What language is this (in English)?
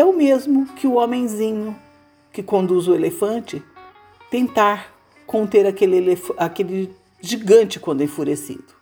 Portuguese